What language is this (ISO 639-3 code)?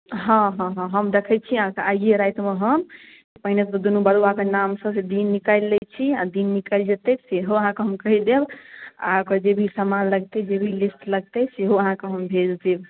mai